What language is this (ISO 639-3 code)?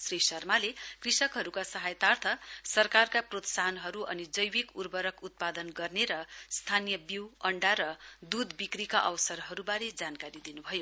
nep